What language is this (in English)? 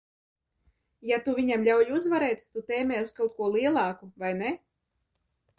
Latvian